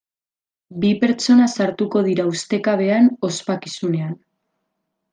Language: Basque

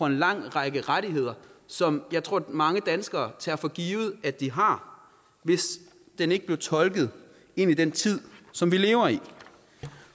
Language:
Danish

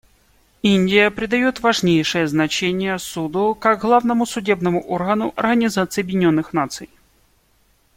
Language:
Russian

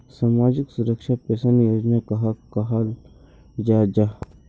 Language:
Magahi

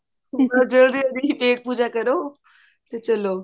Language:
Punjabi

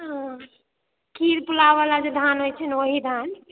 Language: Maithili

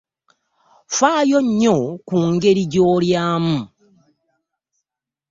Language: Ganda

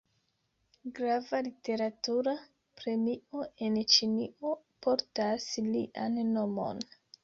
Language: Esperanto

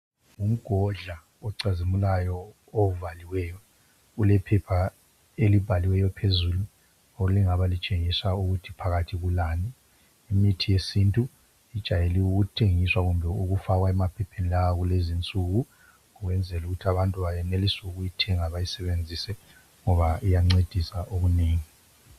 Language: North Ndebele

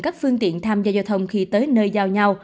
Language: Vietnamese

